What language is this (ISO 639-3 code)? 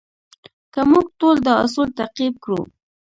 pus